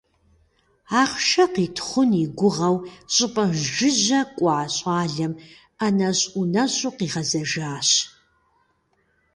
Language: Kabardian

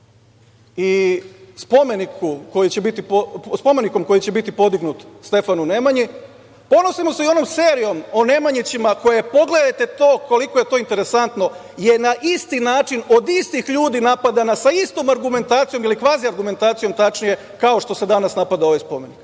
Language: Serbian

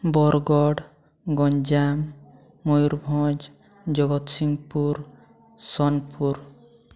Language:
Odia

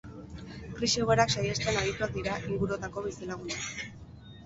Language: Basque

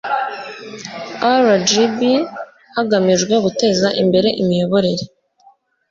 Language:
Kinyarwanda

